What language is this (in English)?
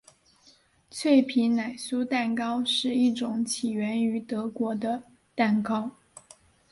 Chinese